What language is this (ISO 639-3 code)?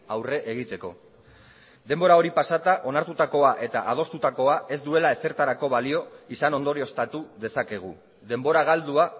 eus